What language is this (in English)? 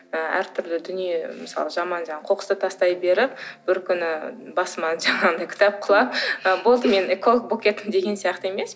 Kazakh